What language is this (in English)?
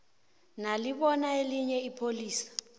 South Ndebele